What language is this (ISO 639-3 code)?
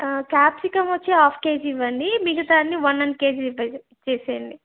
tel